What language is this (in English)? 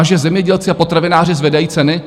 Czech